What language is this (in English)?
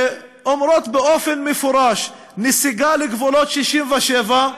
Hebrew